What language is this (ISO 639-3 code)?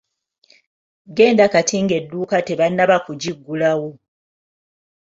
lug